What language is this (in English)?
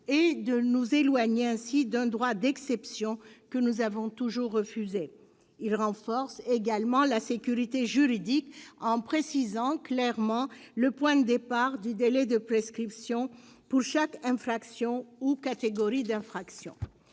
French